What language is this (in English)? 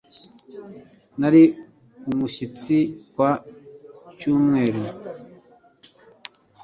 Kinyarwanda